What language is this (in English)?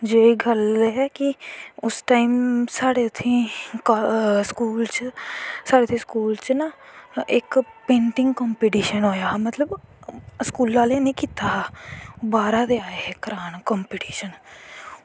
Dogri